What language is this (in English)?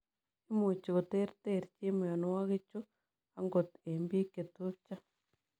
Kalenjin